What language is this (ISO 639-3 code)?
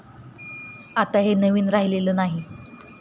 mar